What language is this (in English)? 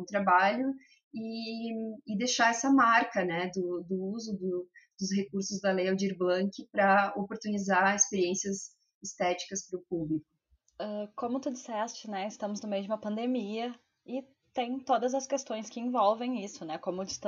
Portuguese